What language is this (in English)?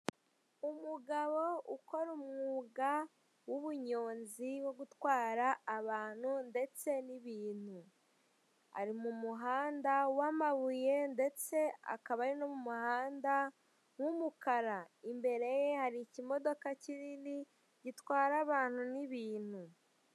Kinyarwanda